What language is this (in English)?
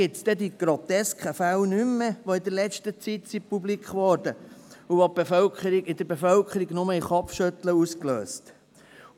Swiss German